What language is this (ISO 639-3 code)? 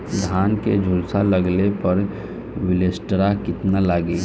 bho